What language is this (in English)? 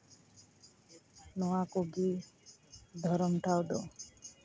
Santali